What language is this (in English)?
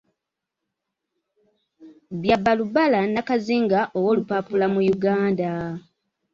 Ganda